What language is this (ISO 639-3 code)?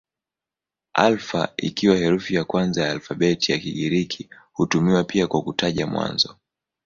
swa